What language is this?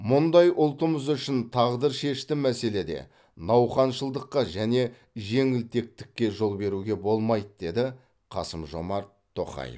Kazakh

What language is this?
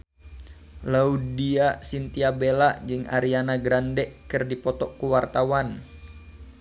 Sundanese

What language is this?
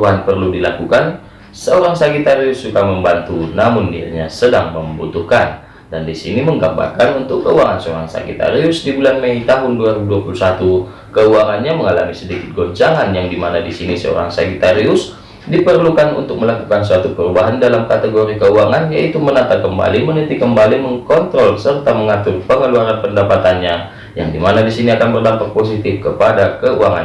Indonesian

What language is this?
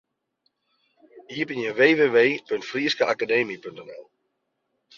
Western Frisian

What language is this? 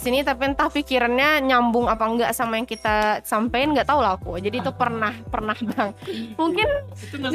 Indonesian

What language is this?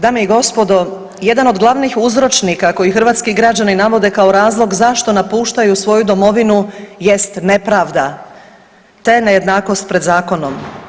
Croatian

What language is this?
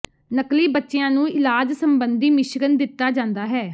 Punjabi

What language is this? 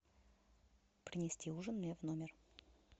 Russian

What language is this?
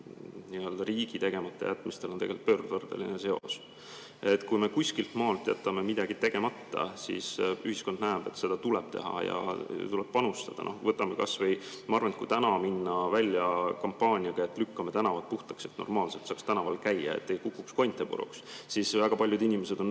Estonian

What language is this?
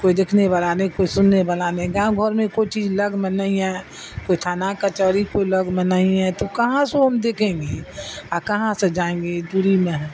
Urdu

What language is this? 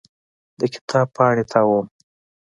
Pashto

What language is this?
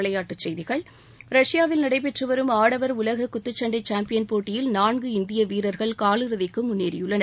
Tamil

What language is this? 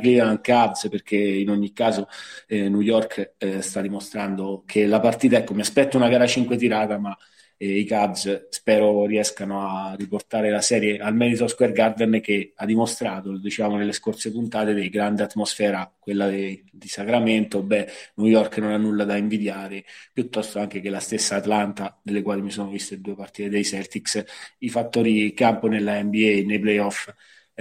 Italian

